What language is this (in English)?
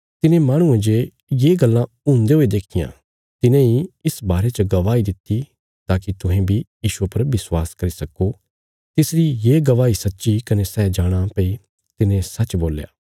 Bilaspuri